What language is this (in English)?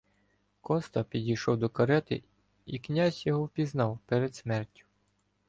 Ukrainian